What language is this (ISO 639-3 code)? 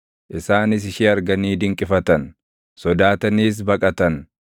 orm